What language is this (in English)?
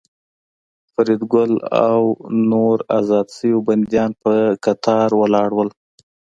Pashto